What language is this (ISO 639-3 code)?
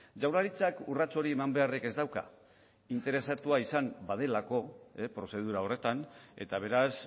eus